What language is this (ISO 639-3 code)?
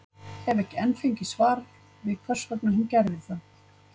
isl